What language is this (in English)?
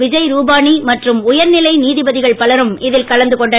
Tamil